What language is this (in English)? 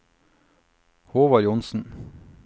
Norwegian